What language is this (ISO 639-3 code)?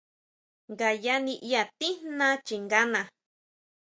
mau